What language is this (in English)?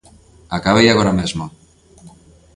Galician